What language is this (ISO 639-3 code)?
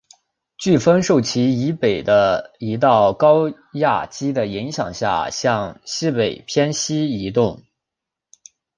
zho